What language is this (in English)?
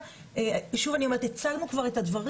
Hebrew